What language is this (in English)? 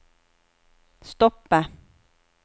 Norwegian